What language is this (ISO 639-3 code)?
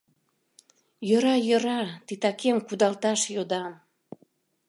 chm